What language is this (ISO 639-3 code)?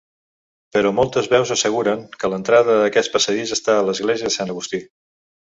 cat